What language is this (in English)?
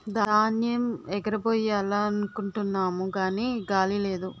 Telugu